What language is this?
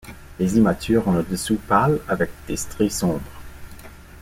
French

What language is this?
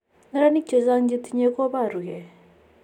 Kalenjin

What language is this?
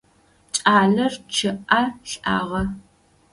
Adyghe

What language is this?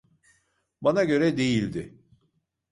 Turkish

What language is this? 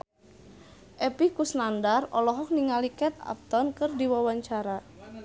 Sundanese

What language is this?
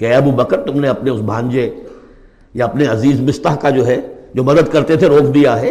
Urdu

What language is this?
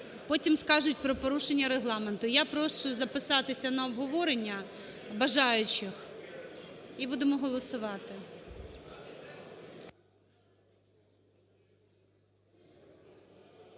Ukrainian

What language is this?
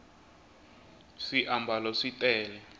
Tsonga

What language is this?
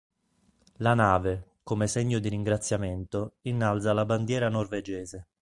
Italian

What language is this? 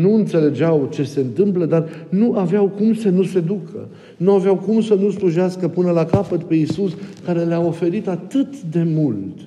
Romanian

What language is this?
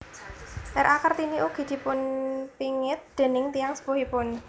Javanese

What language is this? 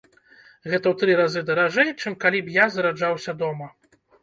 Belarusian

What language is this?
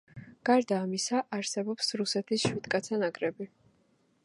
Georgian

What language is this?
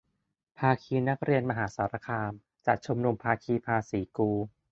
Thai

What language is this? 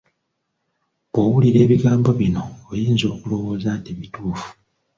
Ganda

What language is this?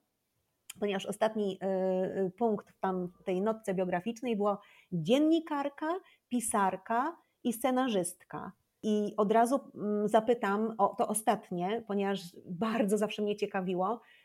Polish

